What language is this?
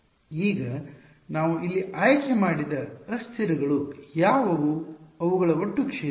Kannada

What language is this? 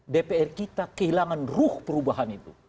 Indonesian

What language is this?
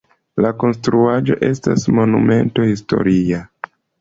Esperanto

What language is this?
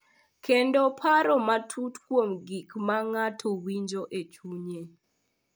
Luo (Kenya and Tanzania)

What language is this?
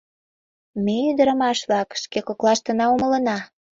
Mari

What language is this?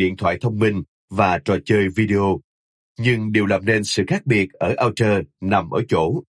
Vietnamese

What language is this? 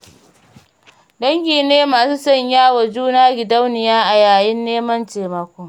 Hausa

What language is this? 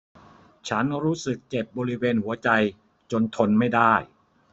Thai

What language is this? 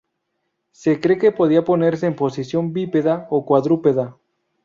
Spanish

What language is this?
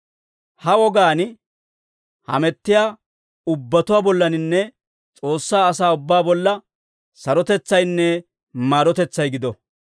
Dawro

